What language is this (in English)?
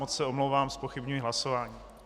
Czech